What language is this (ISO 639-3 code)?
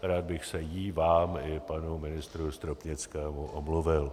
ces